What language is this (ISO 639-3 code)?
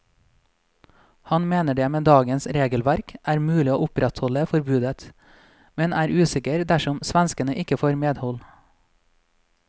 nor